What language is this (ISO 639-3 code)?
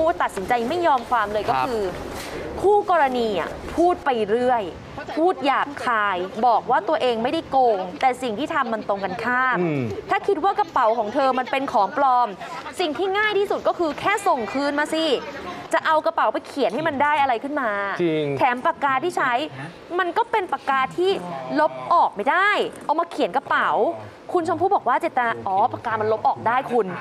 tha